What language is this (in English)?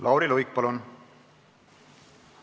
Estonian